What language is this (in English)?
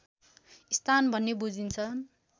Nepali